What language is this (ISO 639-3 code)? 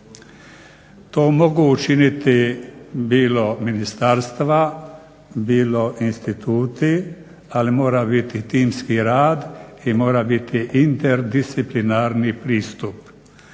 hrv